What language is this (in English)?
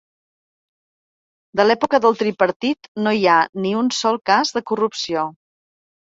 Catalan